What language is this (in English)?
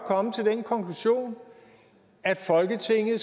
Danish